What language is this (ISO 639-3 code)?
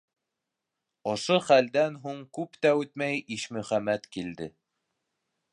bak